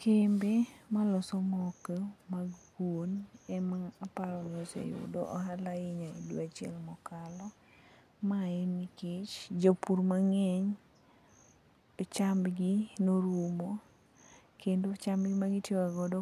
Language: Luo (Kenya and Tanzania)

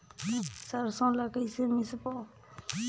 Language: Chhattisgarhi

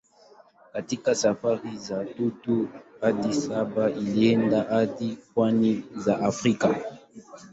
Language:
Swahili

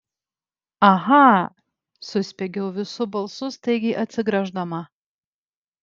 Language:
Lithuanian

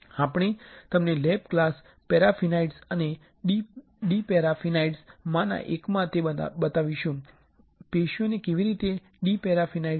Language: Gujarati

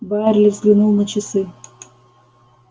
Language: Russian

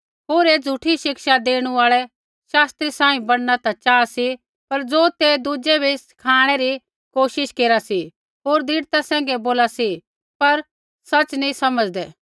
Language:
Kullu Pahari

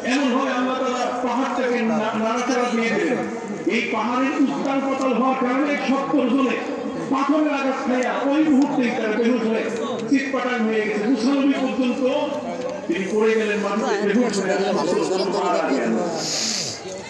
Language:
Turkish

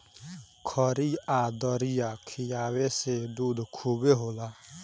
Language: Bhojpuri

